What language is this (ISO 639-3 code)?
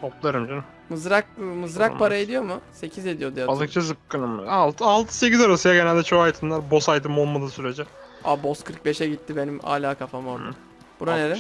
tur